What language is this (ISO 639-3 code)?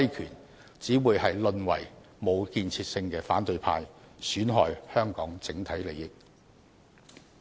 yue